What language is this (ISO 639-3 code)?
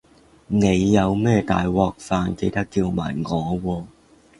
yue